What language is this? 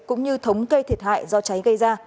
Vietnamese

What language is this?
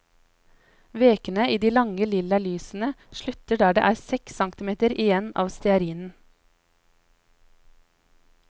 Norwegian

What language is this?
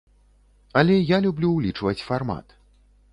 Belarusian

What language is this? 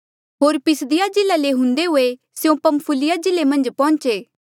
Mandeali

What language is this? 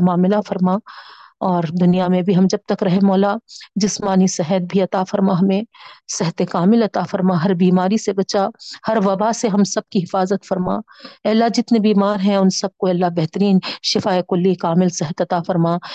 Urdu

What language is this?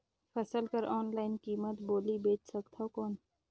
Chhattisgarhi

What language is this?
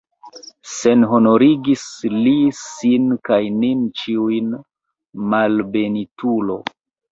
Esperanto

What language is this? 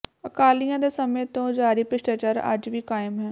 Punjabi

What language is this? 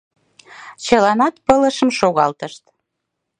Mari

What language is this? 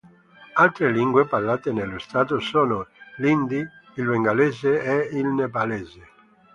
Italian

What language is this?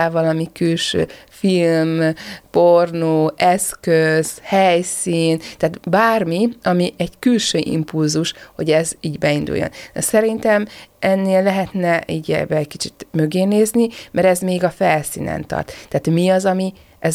Hungarian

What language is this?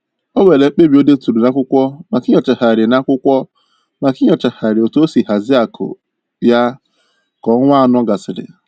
Igbo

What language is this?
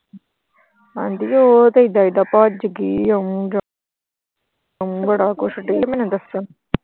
Punjabi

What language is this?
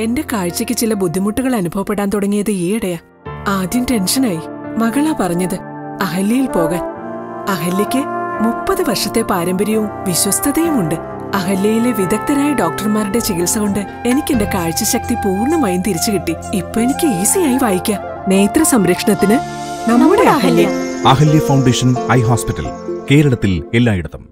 Malayalam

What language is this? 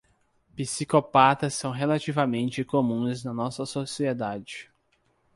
Portuguese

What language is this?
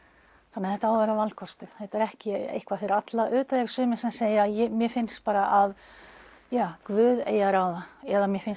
Icelandic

